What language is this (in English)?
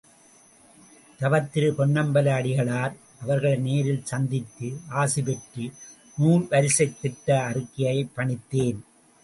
Tamil